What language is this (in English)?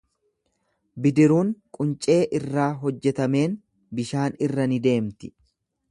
Oromo